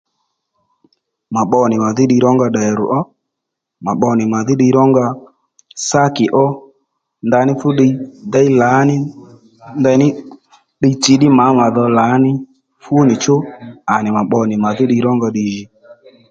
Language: Lendu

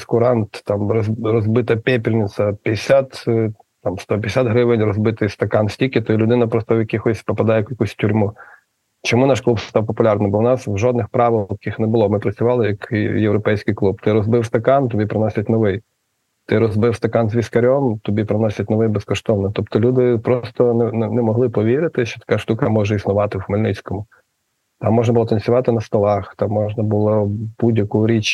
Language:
Ukrainian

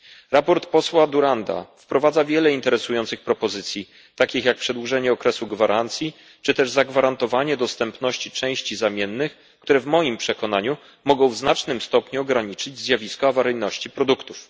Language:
Polish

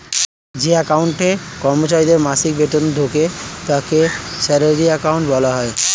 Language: Bangla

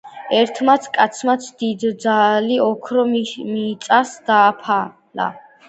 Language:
Georgian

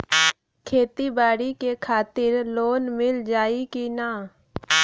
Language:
Bhojpuri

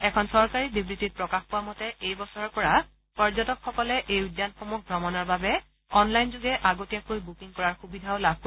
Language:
Assamese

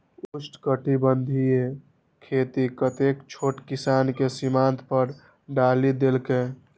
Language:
Maithili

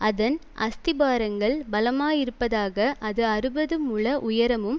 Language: Tamil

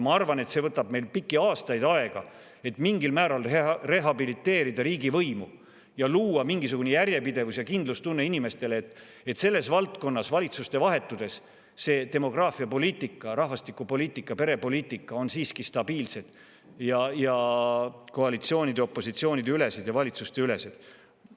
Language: Estonian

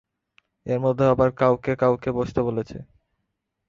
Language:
Bangla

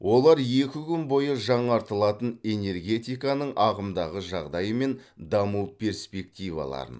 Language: Kazakh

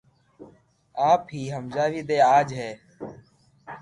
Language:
Loarki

